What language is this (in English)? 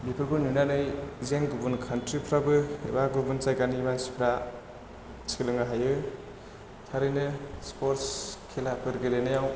Bodo